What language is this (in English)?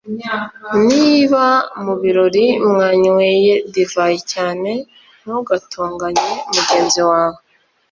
Kinyarwanda